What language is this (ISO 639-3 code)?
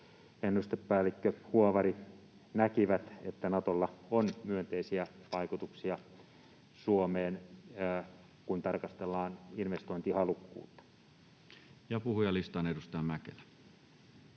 fin